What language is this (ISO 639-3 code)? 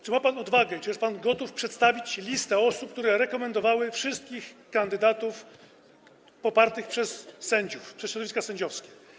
pol